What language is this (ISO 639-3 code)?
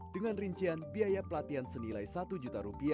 ind